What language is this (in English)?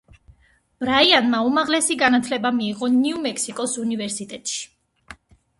Georgian